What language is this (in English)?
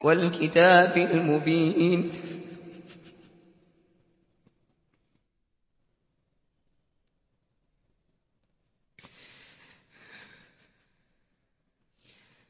Arabic